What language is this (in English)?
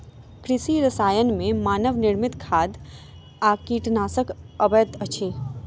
Maithili